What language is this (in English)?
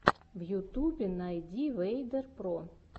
Russian